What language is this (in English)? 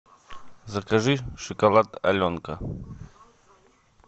Russian